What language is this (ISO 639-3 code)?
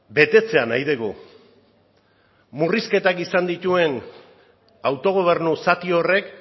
eus